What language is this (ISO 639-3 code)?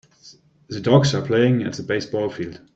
eng